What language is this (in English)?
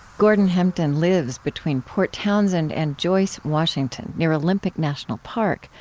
English